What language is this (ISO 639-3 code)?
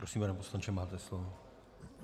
ces